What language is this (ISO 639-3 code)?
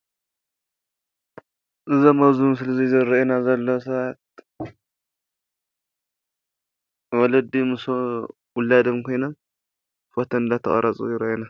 tir